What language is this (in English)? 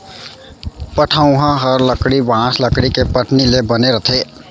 Chhattisgarhi